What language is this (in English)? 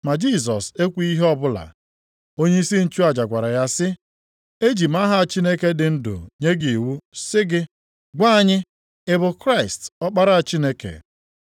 Igbo